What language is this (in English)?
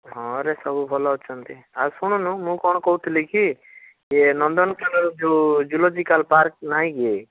Odia